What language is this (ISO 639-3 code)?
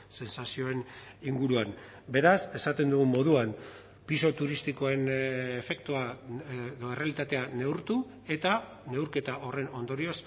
eus